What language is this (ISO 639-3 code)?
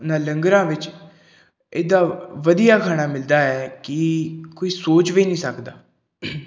pan